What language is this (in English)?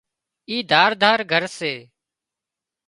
Wadiyara Koli